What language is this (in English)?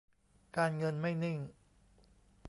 Thai